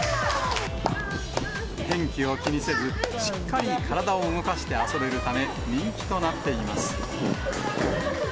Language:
Japanese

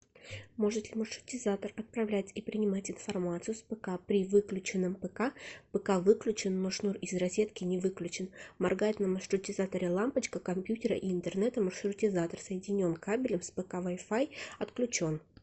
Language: Russian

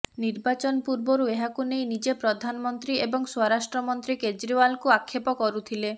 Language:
Odia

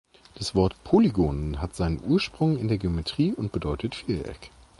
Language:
German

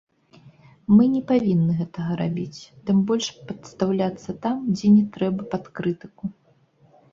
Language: Belarusian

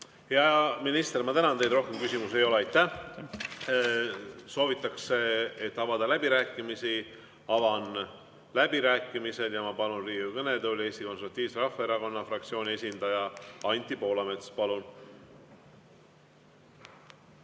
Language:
Estonian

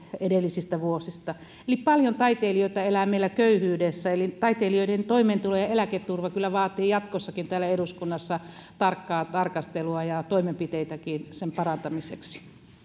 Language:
Finnish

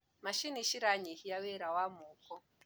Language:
Kikuyu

